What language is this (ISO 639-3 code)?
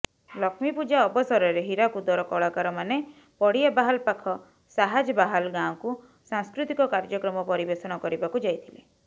ori